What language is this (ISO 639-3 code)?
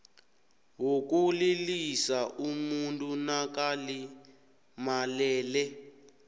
nbl